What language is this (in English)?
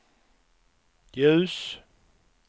Swedish